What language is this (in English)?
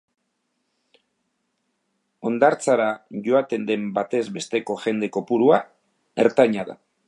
Basque